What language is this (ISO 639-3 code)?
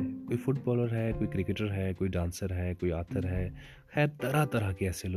urd